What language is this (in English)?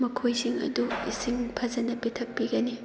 Manipuri